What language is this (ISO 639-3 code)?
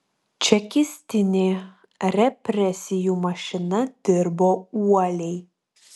lit